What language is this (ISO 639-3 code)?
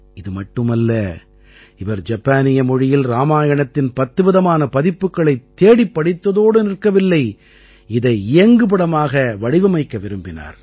tam